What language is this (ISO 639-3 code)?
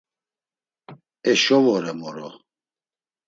lzz